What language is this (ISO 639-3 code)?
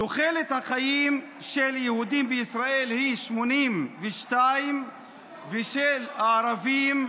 heb